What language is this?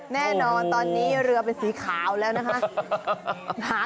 Thai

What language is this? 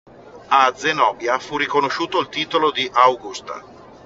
Italian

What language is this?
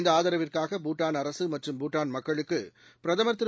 Tamil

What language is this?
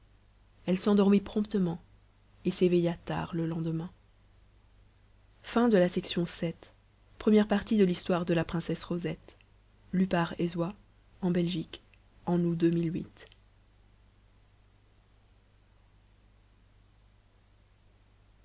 French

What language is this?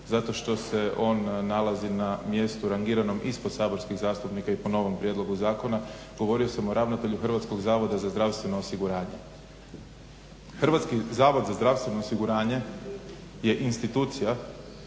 Croatian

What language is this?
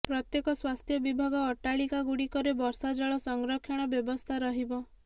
Odia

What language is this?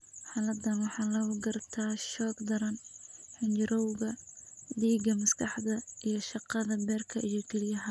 Somali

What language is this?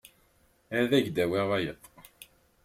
Kabyle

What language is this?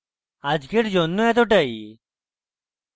Bangla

